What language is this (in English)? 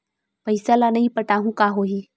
Chhattisgarhi